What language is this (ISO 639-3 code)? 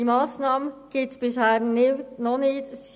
gsw